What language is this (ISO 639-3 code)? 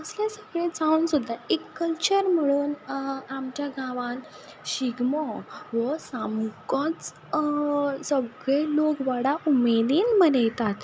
kok